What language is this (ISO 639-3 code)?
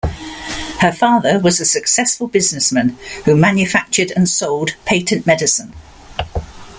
eng